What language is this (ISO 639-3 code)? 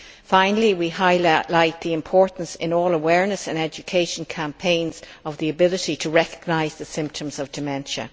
eng